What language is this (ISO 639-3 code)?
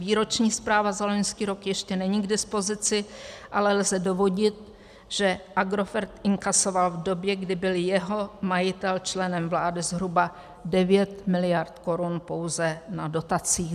ces